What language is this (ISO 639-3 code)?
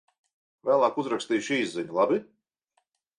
lav